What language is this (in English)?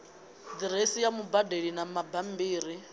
Venda